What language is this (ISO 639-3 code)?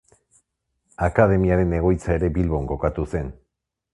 eus